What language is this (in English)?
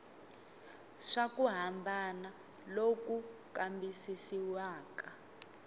Tsonga